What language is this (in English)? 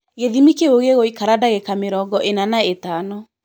Kikuyu